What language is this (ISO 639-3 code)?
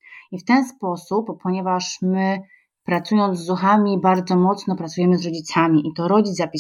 pol